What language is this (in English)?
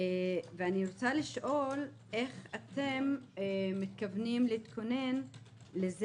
Hebrew